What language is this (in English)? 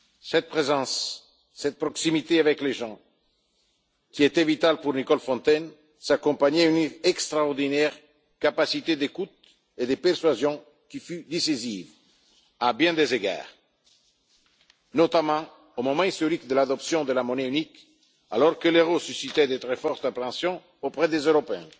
French